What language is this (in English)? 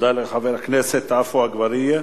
Hebrew